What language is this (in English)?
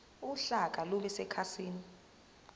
Zulu